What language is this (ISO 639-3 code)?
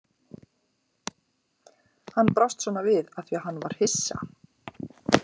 isl